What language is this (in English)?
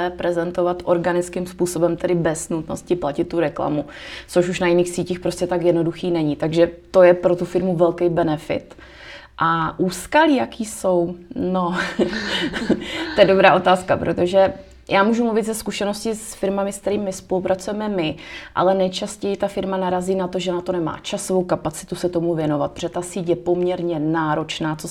Czech